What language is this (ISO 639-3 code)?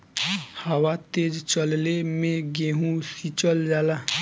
bho